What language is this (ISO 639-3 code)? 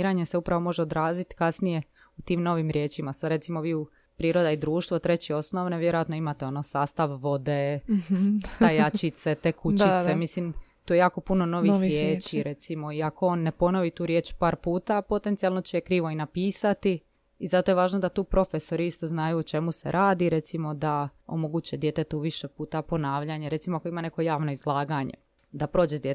hrv